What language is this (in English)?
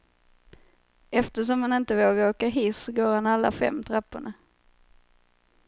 Swedish